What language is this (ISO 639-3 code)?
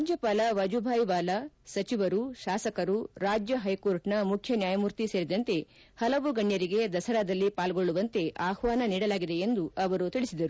kan